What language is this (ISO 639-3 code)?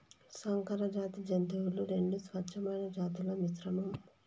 tel